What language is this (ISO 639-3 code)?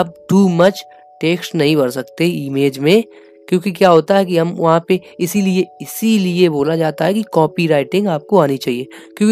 hin